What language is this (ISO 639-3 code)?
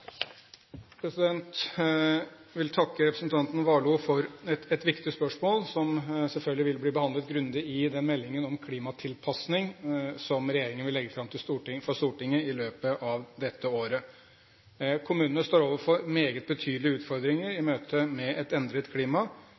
nob